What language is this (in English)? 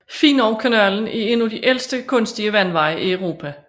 Danish